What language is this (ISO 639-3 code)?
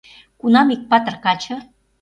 chm